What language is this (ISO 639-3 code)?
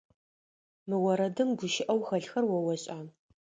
ady